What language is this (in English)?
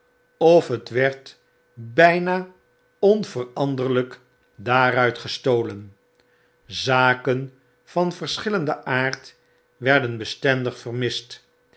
Dutch